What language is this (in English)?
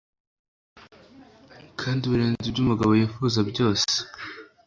Kinyarwanda